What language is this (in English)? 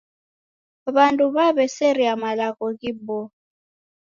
Taita